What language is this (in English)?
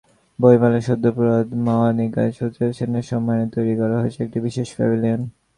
Bangla